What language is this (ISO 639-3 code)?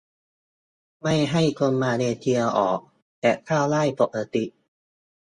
tha